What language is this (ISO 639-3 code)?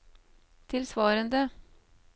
nor